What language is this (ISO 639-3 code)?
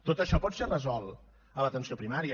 cat